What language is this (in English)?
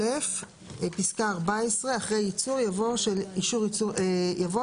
Hebrew